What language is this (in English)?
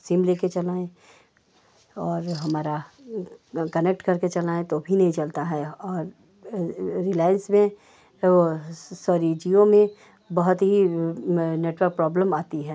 Hindi